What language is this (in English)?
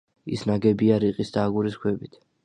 Georgian